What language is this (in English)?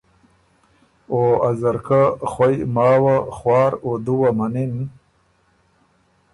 Ormuri